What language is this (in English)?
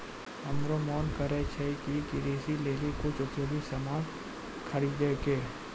Maithili